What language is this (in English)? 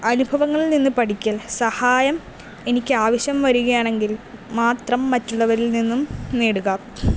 Malayalam